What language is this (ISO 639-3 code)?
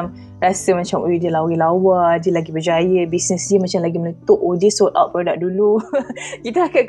msa